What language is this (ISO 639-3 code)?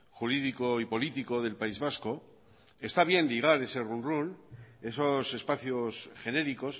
spa